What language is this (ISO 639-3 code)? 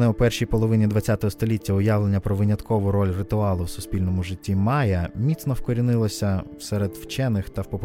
ukr